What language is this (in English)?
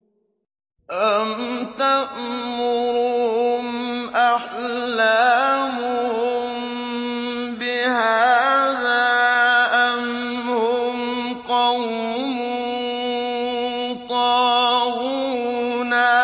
Arabic